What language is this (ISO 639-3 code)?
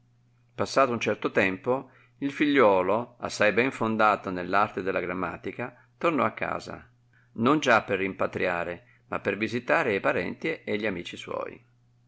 ita